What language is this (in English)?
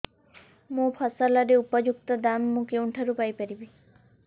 Odia